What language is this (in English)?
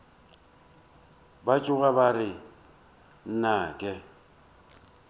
Northern Sotho